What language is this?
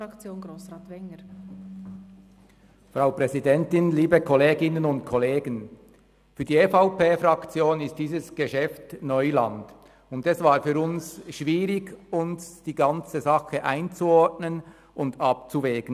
Swiss German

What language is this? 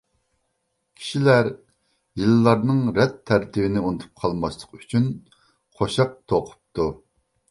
Uyghur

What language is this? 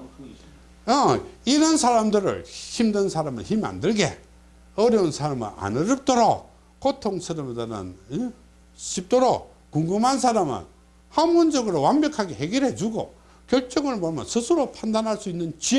Korean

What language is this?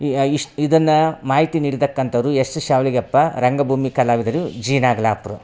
Kannada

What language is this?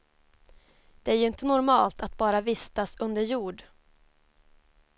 Swedish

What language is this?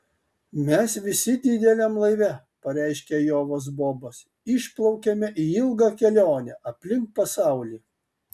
Lithuanian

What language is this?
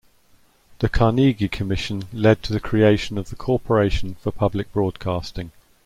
English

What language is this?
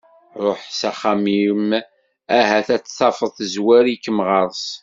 Kabyle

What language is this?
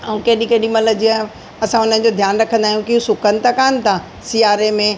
Sindhi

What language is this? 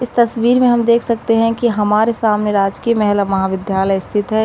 Hindi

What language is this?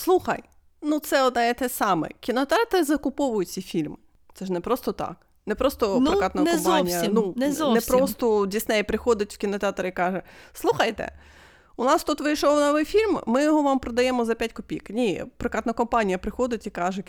Ukrainian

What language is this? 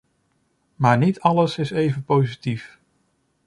Dutch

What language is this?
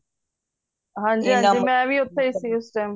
Punjabi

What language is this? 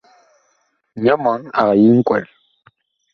Bakoko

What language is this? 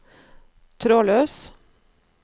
Norwegian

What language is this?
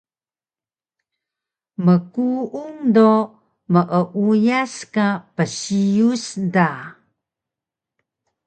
Taroko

